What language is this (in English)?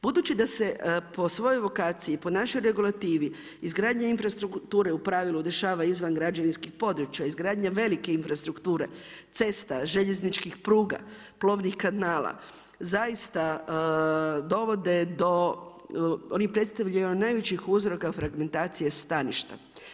Croatian